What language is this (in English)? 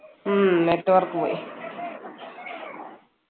Malayalam